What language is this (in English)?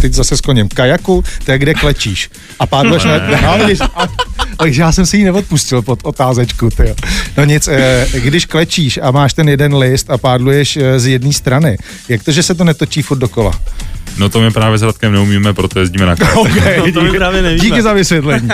Czech